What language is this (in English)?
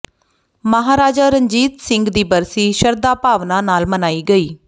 Punjabi